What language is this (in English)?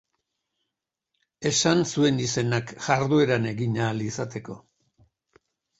Basque